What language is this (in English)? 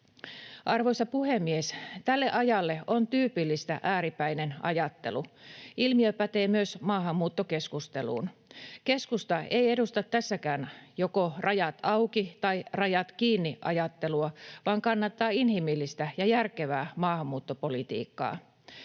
Finnish